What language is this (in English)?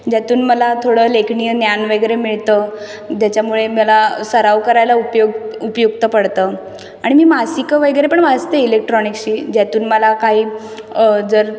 Marathi